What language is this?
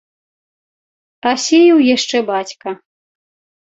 Belarusian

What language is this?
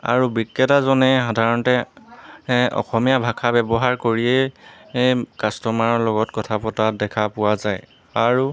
Assamese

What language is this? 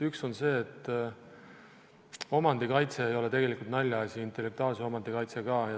Estonian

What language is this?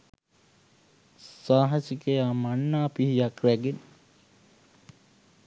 Sinhala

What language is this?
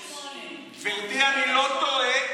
Hebrew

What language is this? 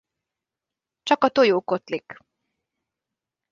Hungarian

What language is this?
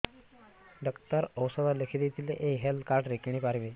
Odia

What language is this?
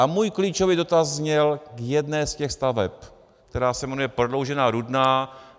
Czech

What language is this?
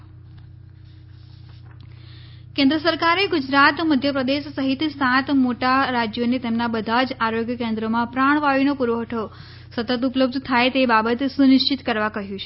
Gujarati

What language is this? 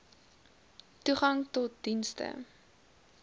Afrikaans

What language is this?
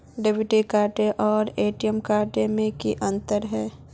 Magahi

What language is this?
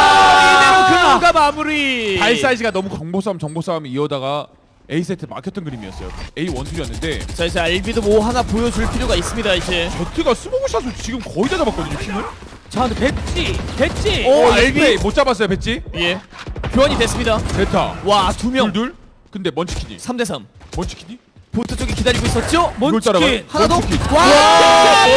Korean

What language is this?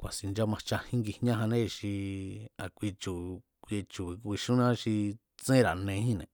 Mazatlán Mazatec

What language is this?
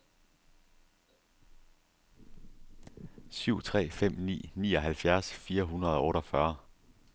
Danish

